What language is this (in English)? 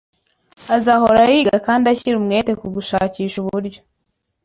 Kinyarwanda